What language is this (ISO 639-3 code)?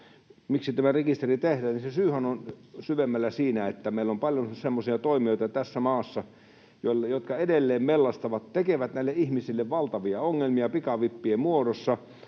fin